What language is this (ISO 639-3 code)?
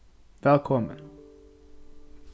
fao